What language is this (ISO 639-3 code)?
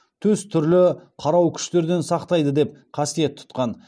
kaz